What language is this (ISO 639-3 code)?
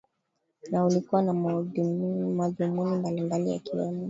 swa